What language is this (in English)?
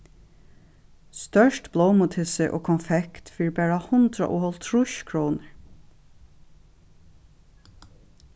Faroese